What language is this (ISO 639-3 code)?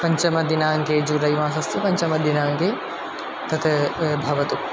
san